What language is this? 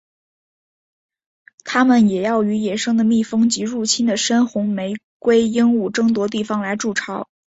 Chinese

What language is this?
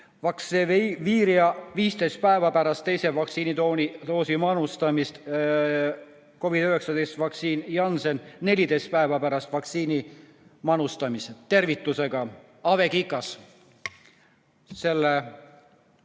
Estonian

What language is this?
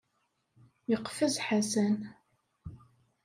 Kabyle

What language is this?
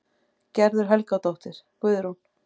Icelandic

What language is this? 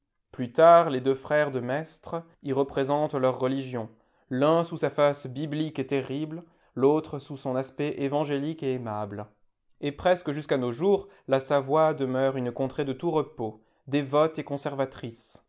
French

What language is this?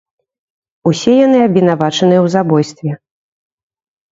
Belarusian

